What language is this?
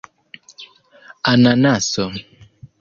Esperanto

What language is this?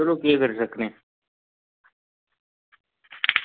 Dogri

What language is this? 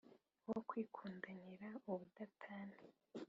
Kinyarwanda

